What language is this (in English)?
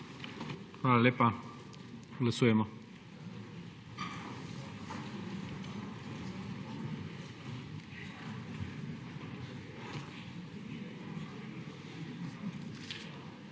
Slovenian